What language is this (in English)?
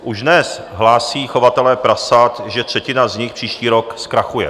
Czech